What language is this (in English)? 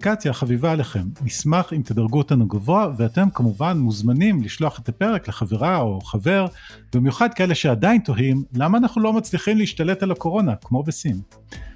Hebrew